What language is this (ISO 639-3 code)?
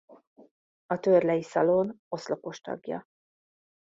hun